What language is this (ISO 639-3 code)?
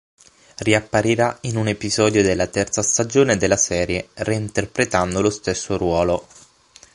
ita